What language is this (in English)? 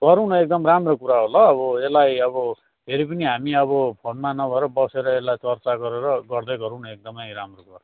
Nepali